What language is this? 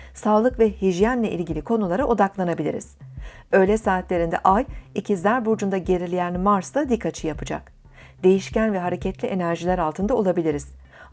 Turkish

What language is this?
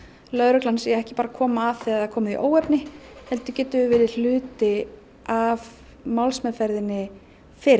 Icelandic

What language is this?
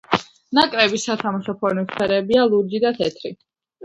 Georgian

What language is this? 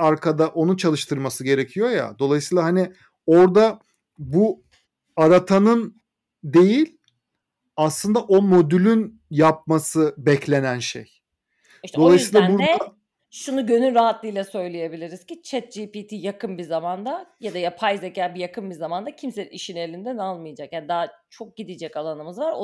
Turkish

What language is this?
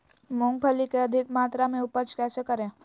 Magahi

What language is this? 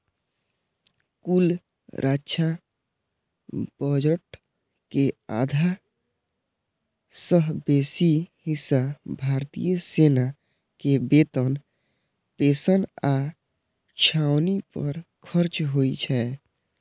Maithili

